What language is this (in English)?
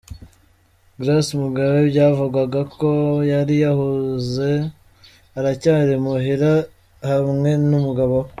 Kinyarwanda